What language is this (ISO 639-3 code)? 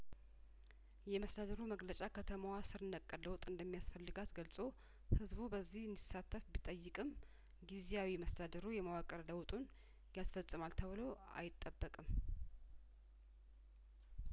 amh